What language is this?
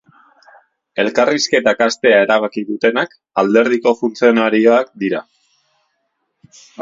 Basque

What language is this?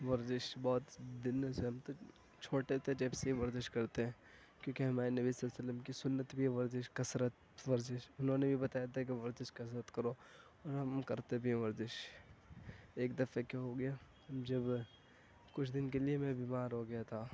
Urdu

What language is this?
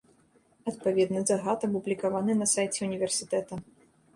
Belarusian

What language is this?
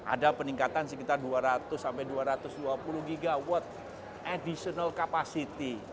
Indonesian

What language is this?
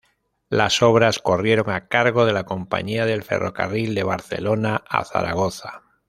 Spanish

